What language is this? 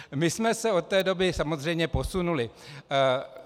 Czech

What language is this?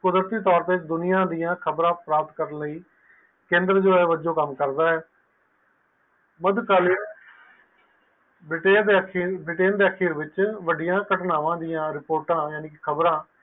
Punjabi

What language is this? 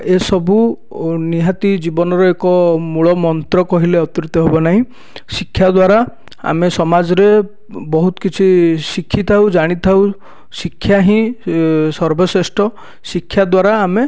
Odia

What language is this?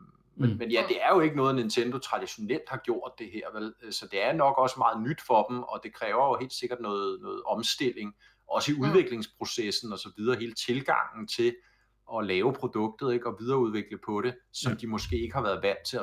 Danish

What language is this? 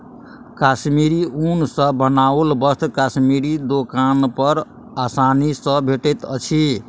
Maithili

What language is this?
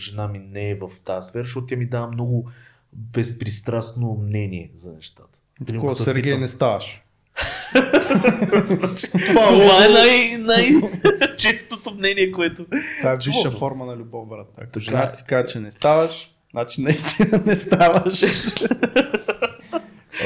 Bulgarian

